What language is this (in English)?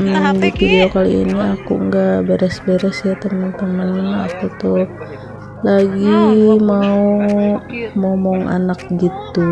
Indonesian